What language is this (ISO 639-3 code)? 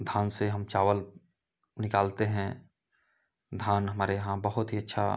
hin